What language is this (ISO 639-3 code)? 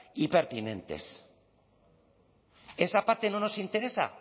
spa